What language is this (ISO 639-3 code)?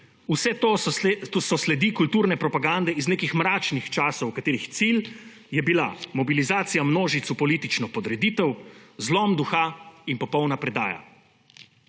slv